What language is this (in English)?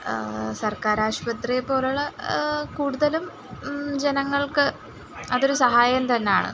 Malayalam